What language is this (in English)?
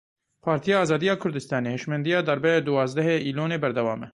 Kurdish